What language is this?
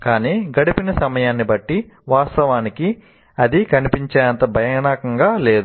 Telugu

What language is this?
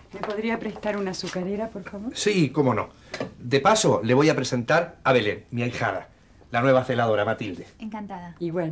Spanish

